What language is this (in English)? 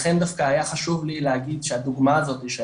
Hebrew